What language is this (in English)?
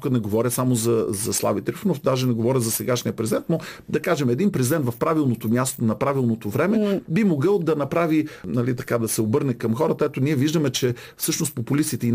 Bulgarian